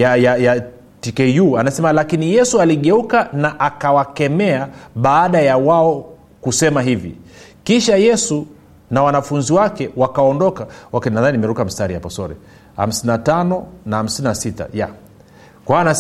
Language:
Swahili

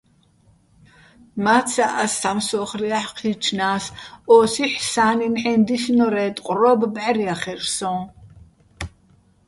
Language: Bats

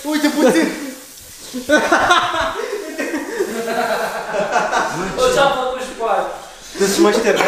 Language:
Romanian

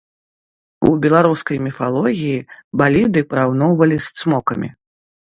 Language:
Belarusian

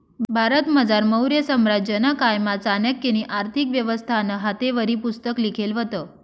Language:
Marathi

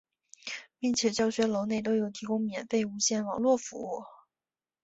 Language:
Chinese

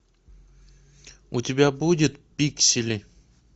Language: Russian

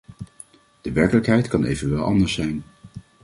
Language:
Dutch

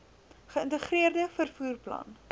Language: Afrikaans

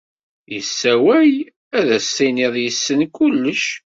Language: Kabyle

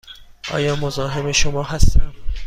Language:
Persian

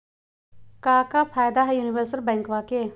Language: Magahi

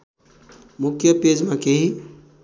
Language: Nepali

